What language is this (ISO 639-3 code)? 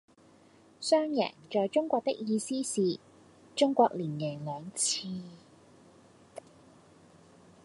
yue